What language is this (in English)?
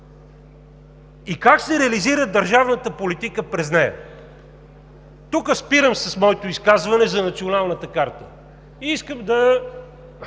Bulgarian